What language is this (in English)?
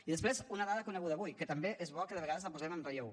Catalan